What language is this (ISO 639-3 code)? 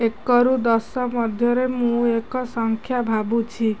ori